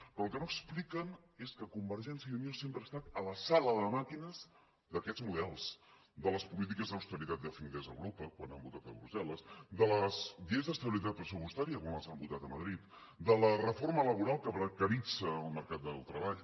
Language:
Catalan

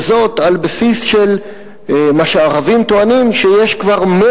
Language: Hebrew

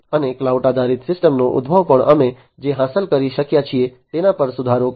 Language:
Gujarati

